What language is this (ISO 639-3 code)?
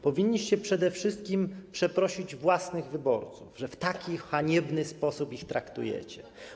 pol